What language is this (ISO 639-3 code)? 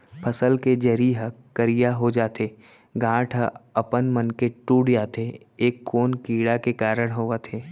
hne